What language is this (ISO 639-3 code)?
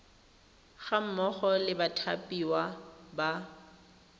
tsn